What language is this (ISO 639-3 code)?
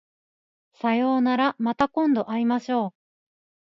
jpn